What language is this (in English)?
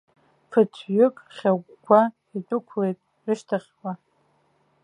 Abkhazian